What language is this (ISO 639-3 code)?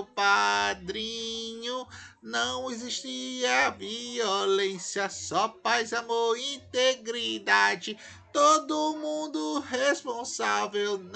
por